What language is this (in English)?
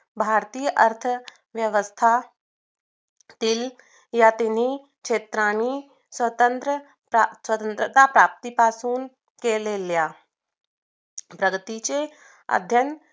Marathi